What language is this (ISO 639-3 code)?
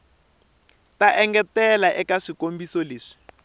tso